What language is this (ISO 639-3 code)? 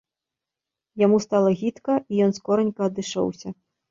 bel